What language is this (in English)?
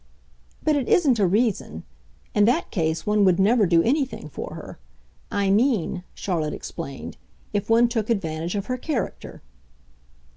English